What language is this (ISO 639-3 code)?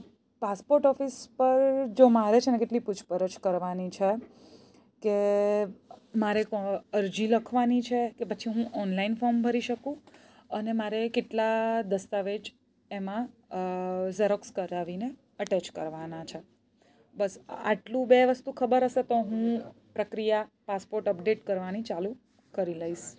guj